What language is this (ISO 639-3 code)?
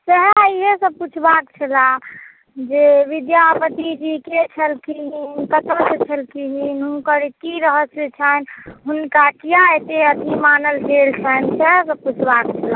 mai